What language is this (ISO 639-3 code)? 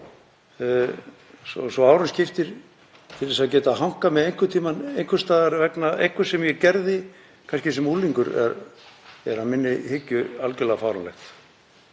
isl